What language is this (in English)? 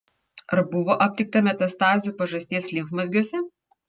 Lithuanian